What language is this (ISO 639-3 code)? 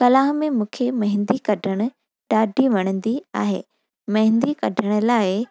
snd